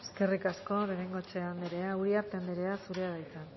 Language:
Basque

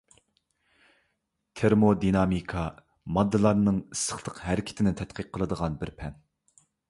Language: Uyghur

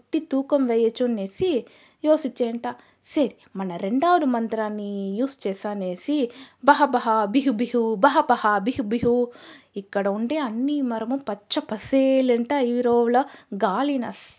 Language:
Telugu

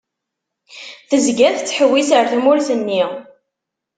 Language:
Kabyle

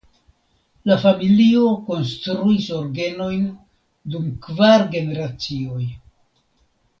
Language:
Esperanto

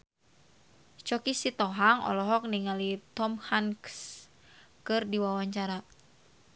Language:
Sundanese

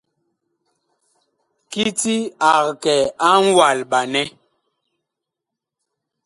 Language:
Bakoko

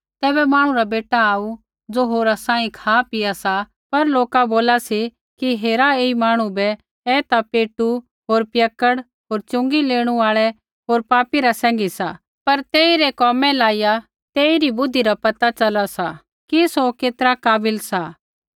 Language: Kullu Pahari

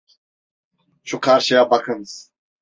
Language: Turkish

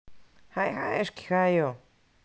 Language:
Russian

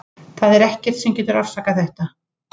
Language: Icelandic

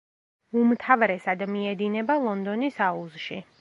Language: Georgian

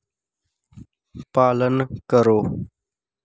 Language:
Dogri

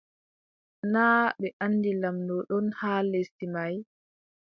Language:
Adamawa Fulfulde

